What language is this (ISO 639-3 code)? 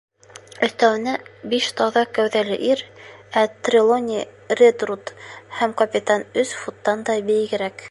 bak